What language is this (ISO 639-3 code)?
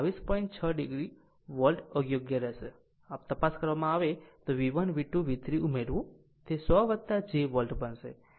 guj